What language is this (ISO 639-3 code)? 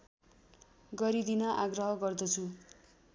nep